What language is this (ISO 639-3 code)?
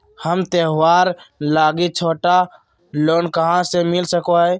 mag